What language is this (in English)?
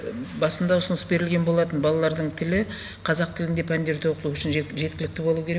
Kazakh